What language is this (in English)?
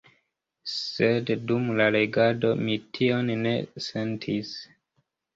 Esperanto